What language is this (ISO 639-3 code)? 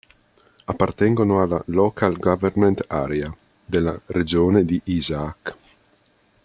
ita